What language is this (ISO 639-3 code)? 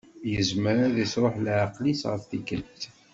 kab